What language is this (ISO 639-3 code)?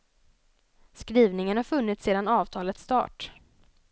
swe